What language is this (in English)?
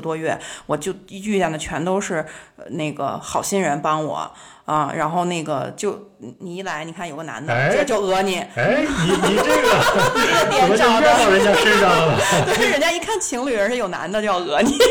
Chinese